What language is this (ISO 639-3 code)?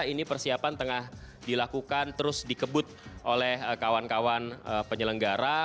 ind